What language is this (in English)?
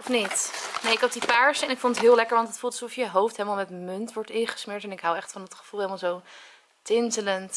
Dutch